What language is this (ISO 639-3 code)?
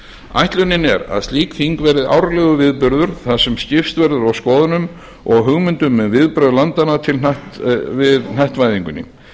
isl